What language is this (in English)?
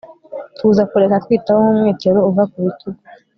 Kinyarwanda